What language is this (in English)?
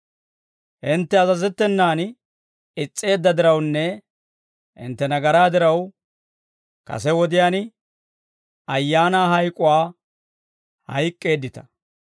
Dawro